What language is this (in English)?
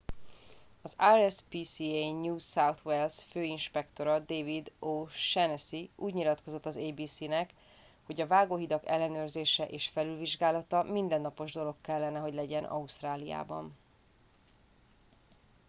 Hungarian